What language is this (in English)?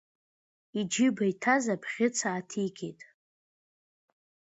Abkhazian